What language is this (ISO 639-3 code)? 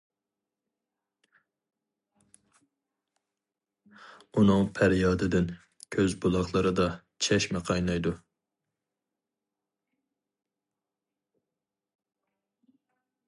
uig